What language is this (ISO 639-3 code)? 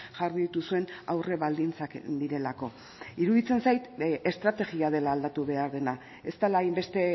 eus